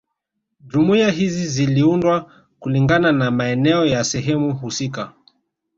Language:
Swahili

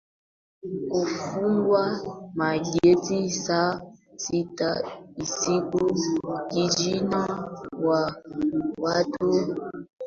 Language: Swahili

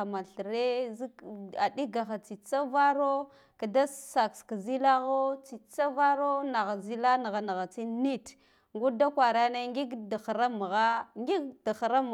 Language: Guduf-Gava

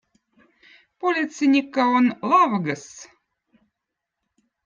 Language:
Votic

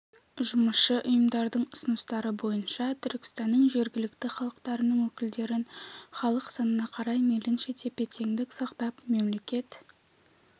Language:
Kazakh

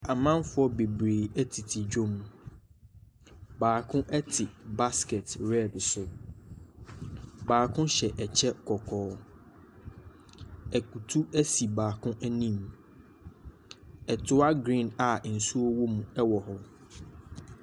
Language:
Akan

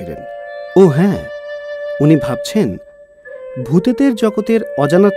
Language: Bangla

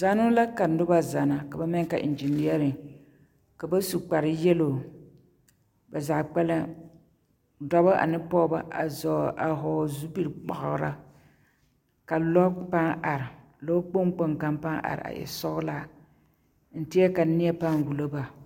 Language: Southern Dagaare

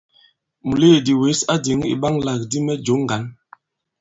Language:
Bankon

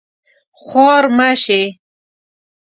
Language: Pashto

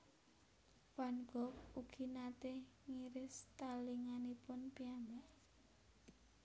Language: Javanese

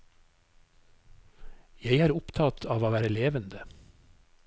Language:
Norwegian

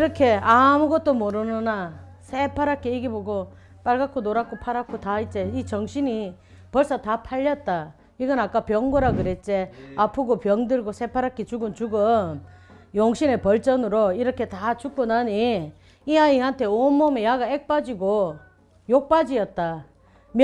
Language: Korean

